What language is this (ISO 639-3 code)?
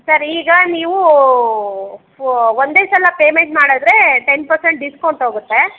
kan